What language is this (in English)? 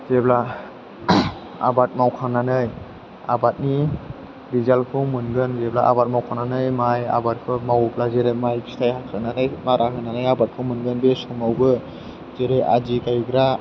Bodo